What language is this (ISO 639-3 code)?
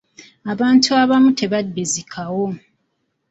lug